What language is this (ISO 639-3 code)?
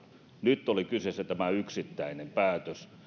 fin